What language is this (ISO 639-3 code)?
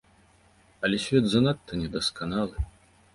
bel